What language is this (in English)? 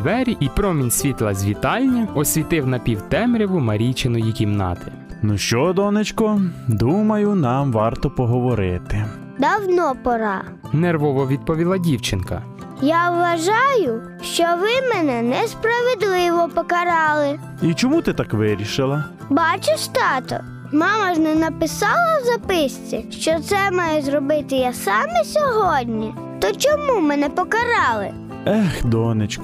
Ukrainian